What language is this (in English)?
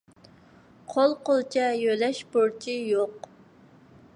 Uyghur